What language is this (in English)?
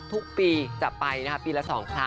Thai